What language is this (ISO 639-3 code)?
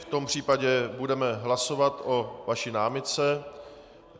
ces